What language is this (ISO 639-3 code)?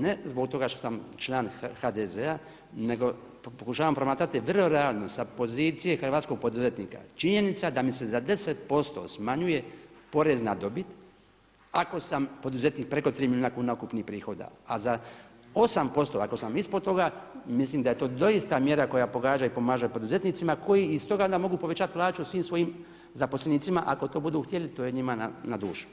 hrv